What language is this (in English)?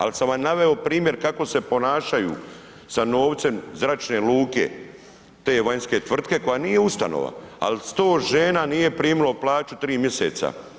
Croatian